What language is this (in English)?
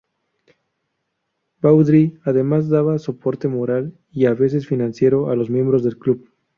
Spanish